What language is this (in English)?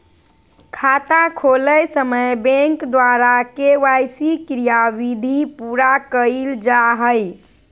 Magahi